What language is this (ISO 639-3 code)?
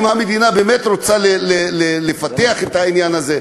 heb